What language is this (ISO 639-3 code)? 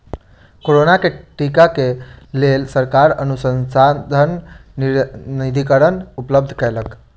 mai